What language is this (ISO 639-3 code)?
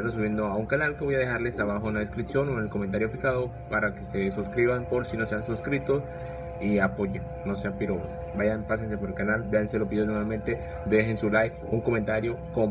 spa